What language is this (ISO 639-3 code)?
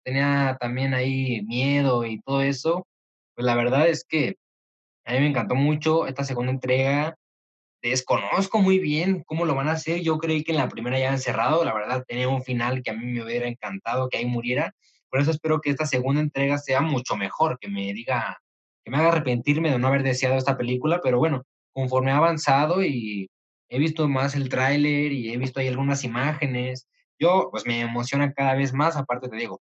spa